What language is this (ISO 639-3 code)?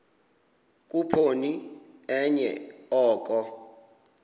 xho